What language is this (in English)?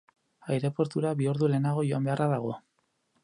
Basque